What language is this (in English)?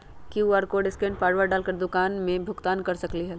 Magahi